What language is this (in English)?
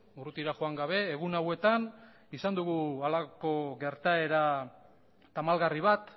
Basque